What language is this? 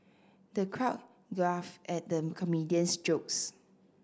English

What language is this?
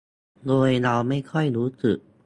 Thai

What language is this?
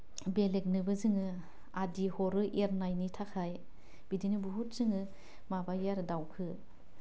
Bodo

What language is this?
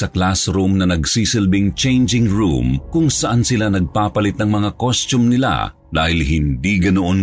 Filipino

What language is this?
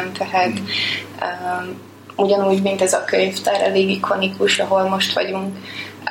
Hungarian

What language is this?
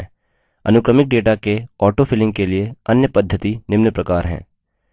Hindi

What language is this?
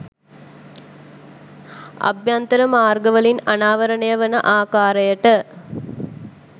Sinhala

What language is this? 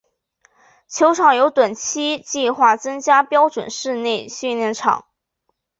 Chinese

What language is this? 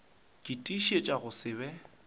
Northern Sotho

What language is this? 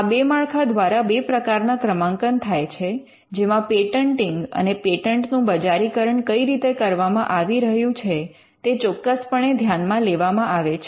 Gujarati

